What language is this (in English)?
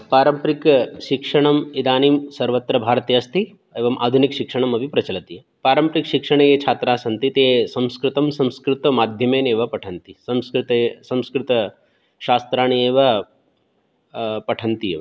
Sanskrit